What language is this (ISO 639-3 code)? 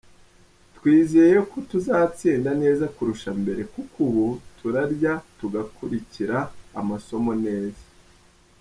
kin